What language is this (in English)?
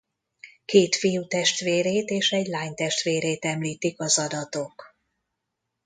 Hungarian